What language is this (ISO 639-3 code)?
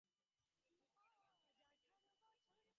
ben